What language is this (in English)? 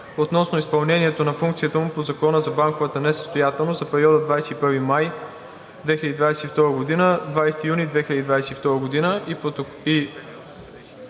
Bulgarian